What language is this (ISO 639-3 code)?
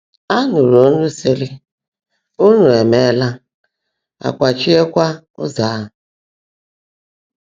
ibo